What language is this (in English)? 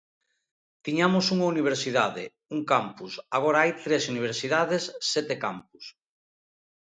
Galician